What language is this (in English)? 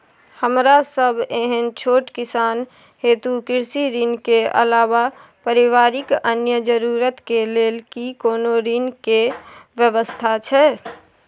Maithili